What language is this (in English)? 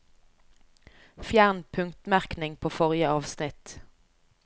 Norwegian